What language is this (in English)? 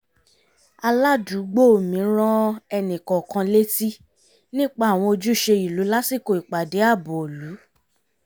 Yoruba